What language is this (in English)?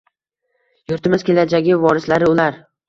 Uzbek